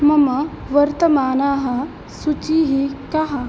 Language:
Sanskrit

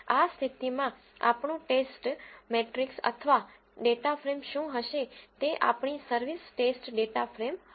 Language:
Gujarati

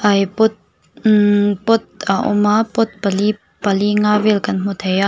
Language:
Mizo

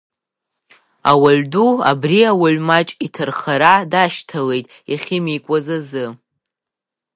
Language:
Abkhazian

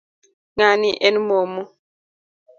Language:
Luo (Kenya and Tanzania)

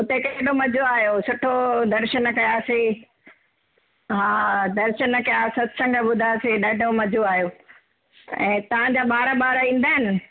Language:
Sindhi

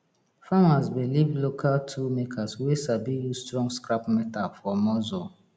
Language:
Nigerian Pidgin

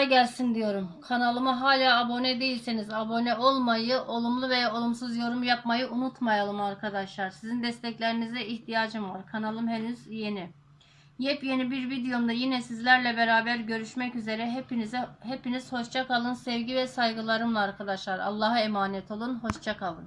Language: Turkish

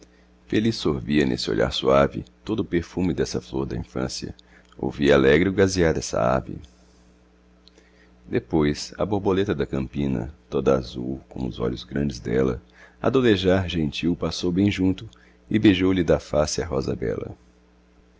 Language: Portuguese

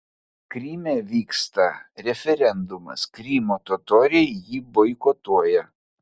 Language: Lithuanian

